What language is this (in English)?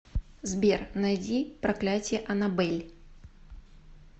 Russian